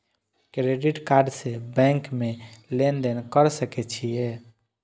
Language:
Maithili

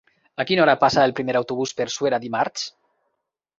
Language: Catalan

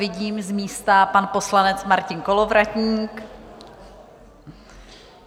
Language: Czech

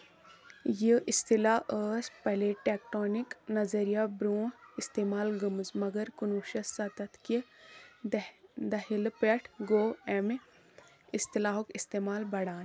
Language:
Kashmiri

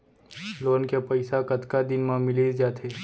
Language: Chhattisgarhi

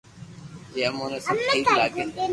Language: Loarki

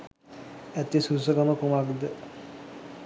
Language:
Sinhala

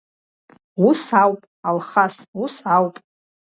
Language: Abkhazian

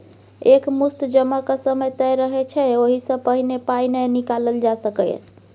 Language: Maithili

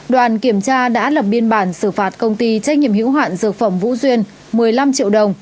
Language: Vietnamese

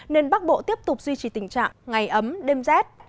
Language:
Vietnamese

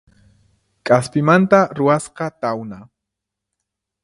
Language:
Puno Quechua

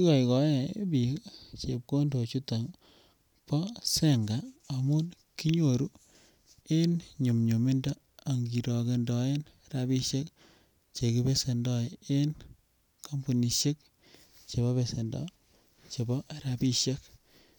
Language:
Kalenjin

